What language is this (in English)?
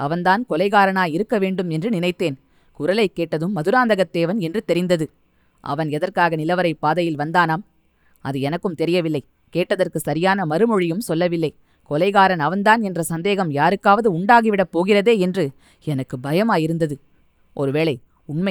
Tamil